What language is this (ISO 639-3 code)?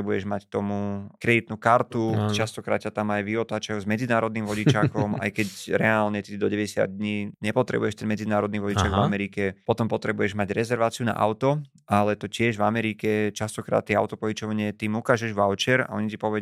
slk